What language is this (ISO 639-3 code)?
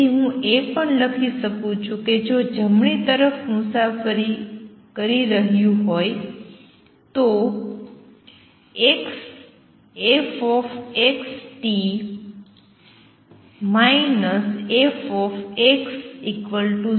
guj